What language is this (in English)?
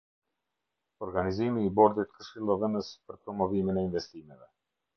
Albanian